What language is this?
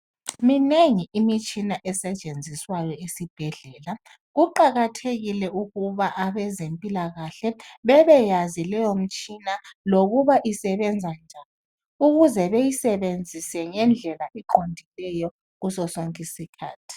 North Ndebele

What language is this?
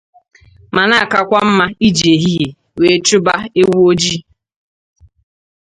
Igbo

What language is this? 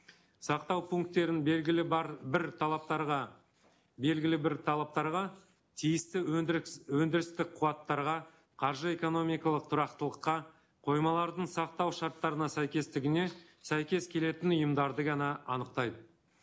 Kazakh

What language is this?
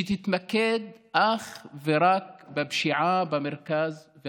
Hebrew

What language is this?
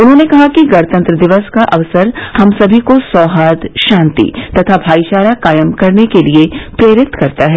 Hindi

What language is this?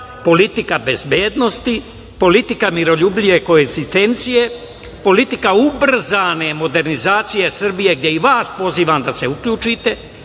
Serbian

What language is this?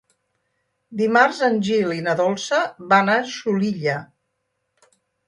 Catalan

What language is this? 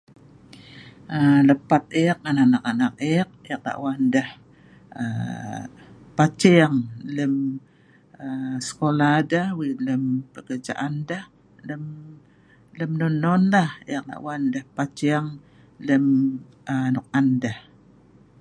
Sa'ban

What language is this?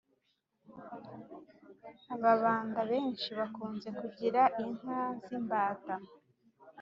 Kinyarwanda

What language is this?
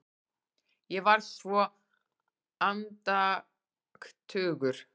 Icelandic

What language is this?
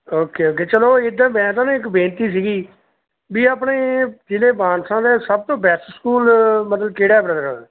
Punjabi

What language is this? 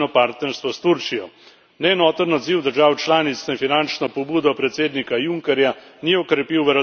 Slovenian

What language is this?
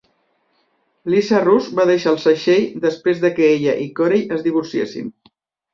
Catalan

